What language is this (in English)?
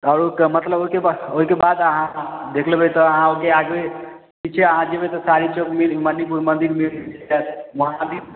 Maithili